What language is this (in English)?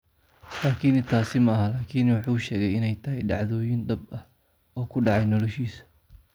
Somali